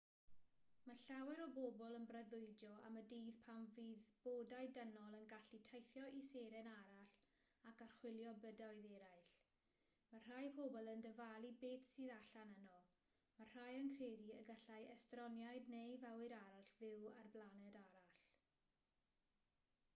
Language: Welsh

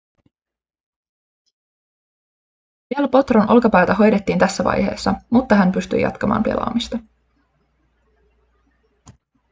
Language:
Finnish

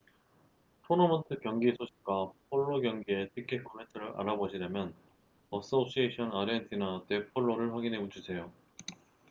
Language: Korean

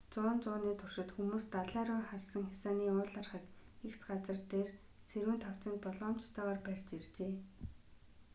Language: Mongolian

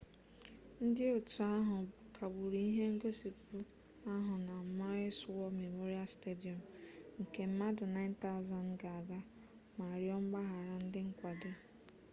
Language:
Igbo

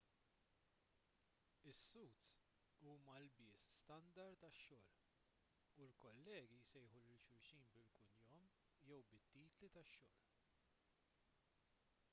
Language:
Maltese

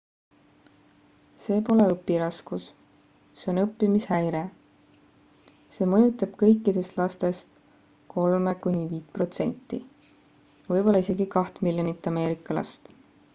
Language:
Estonian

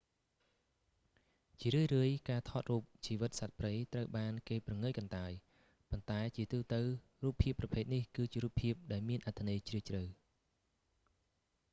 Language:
Khmer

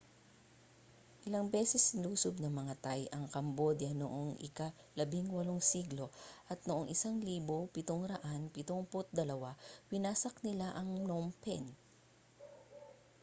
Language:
Filipino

